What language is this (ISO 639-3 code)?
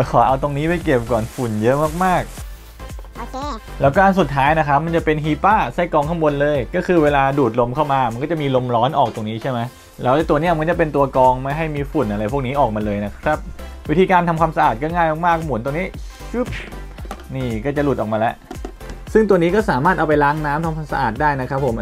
tha